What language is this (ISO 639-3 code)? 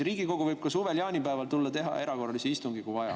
est